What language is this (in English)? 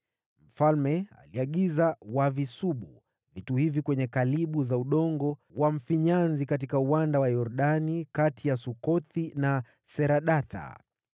Swahili